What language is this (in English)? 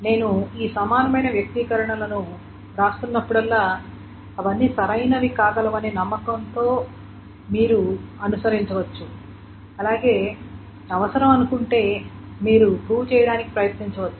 Telugu